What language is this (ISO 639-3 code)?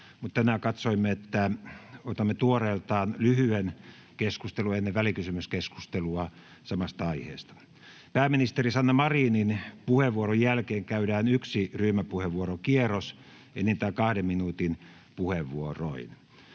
fin